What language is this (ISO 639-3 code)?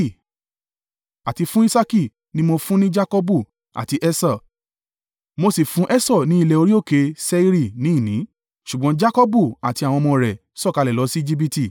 yor